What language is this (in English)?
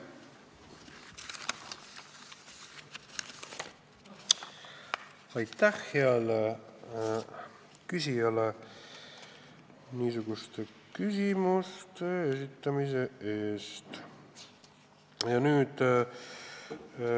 Estonian